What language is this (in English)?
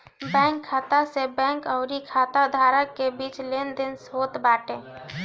Bhojpuri